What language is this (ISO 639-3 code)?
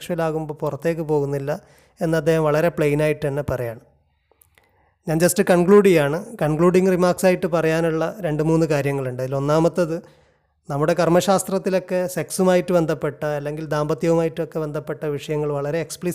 mal